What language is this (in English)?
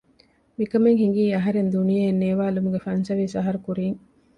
Divehi